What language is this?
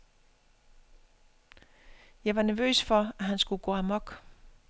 Danish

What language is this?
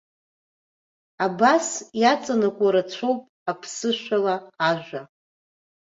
Abkhazian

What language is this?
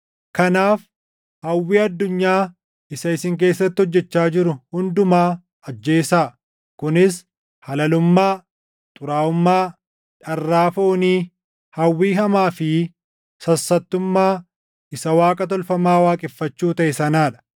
Oromo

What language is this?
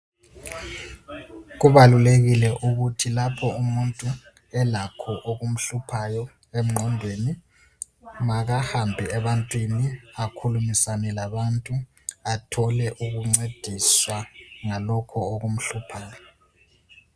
North Ndebele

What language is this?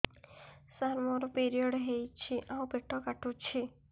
Odia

